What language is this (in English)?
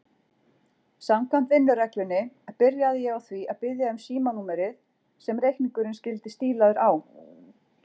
Icelandic